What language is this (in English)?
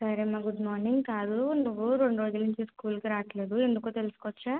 Telugu